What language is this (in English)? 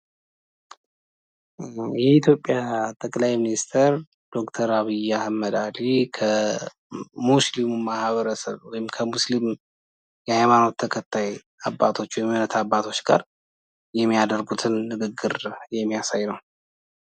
Amharic